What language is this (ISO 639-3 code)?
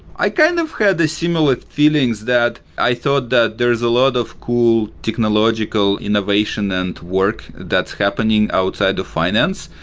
eng